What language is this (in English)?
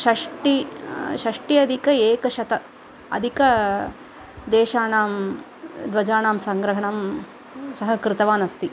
Sanskrit